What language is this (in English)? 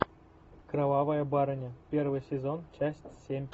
Russian